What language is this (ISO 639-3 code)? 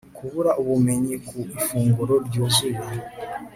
kin